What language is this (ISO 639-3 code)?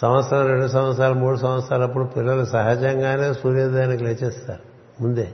tel